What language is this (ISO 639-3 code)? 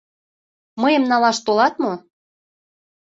chm